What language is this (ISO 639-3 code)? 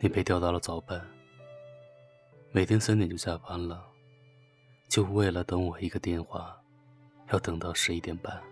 zho